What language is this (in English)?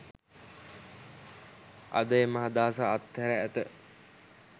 Sinhala